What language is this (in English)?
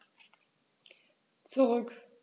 German